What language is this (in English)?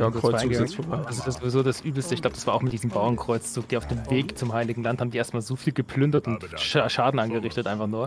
German